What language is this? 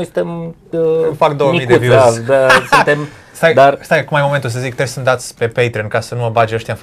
Romanian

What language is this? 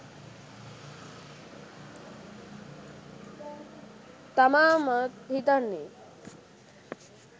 Sinhala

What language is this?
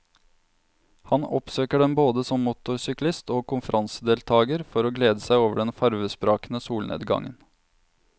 Norwegian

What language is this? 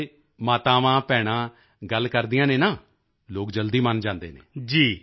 Punjabi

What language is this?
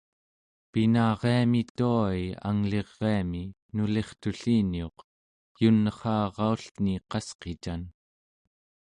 Central Yupik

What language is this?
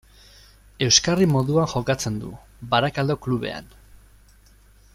Basque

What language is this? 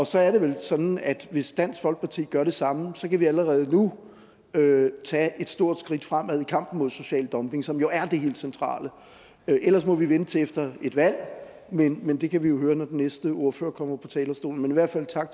Danish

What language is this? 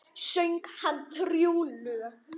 Icelandic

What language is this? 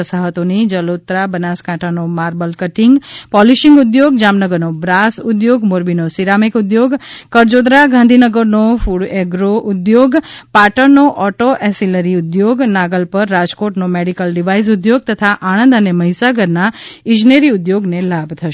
Gujarati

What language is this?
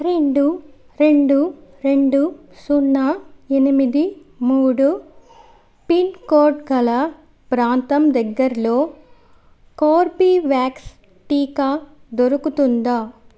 Telugu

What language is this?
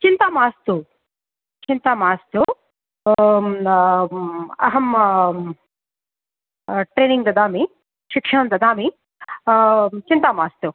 Sanskrit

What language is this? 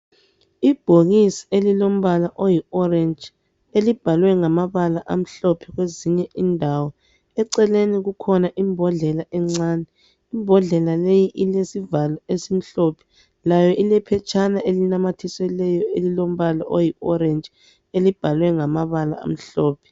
North Ndebele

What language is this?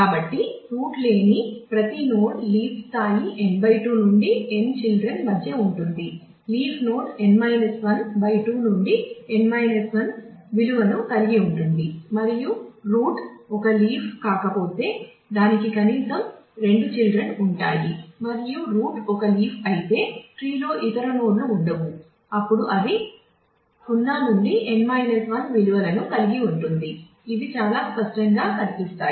Telugu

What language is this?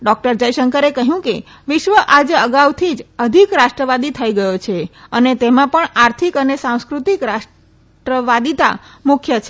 Gujarati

